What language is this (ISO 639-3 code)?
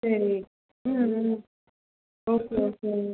tam